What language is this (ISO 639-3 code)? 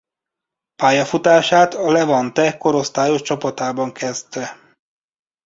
hun